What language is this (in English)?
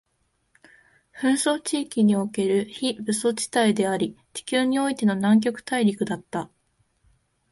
Japanese